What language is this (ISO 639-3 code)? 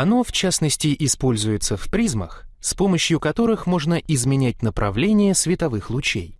rus